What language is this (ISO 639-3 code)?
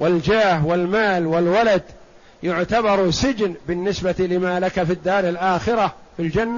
ara